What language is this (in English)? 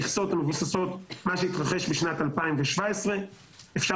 Hebrew